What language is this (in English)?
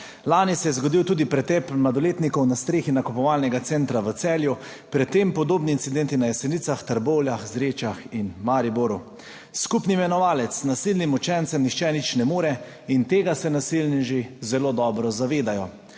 Slovenian